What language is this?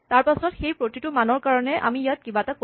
Assamese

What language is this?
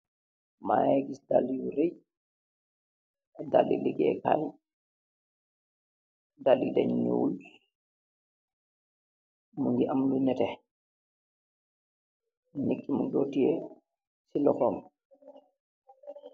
Wolof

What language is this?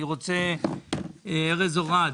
Hebrew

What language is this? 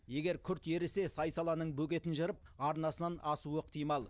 Kazakh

